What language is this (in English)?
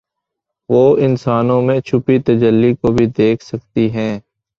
Urdu